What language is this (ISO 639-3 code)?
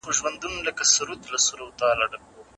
pus